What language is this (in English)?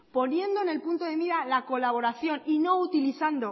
Spanish